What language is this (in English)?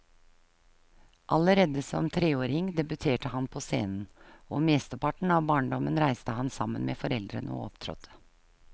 Norwegian